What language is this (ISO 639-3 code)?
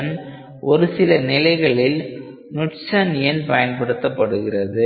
tam